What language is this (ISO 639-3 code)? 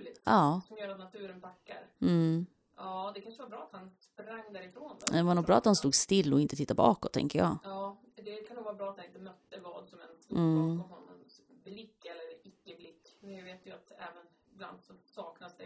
swe